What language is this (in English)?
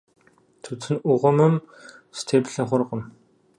Kabardian